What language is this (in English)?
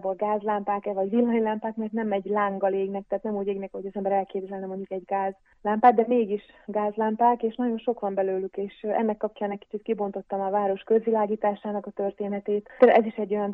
Hungarian